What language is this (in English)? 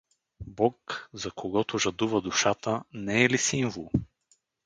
Bulgarian